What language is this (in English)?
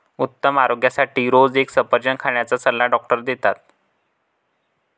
Marathi